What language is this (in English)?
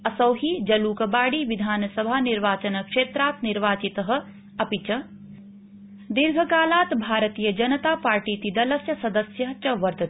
Sanskrit